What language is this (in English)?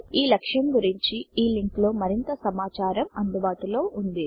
Telugu